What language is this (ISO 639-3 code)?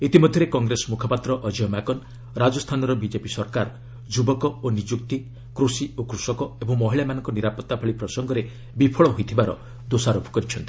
ori